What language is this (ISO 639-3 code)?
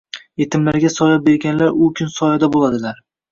uzb